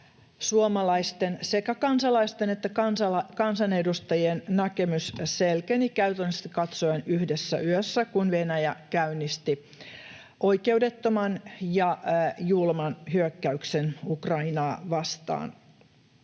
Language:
Finnish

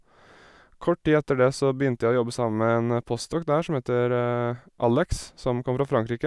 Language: Norwegian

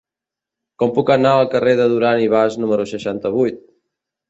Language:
Catalan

